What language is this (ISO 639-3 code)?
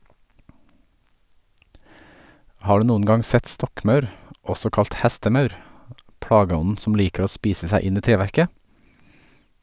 nor